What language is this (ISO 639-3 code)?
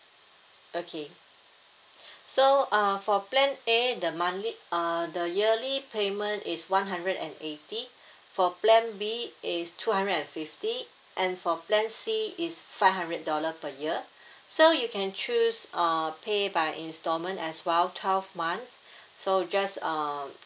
eng